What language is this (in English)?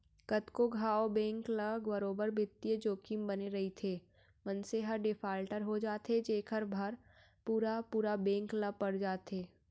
Chhattisgarhi